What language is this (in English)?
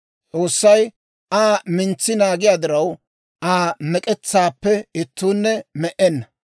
Dawro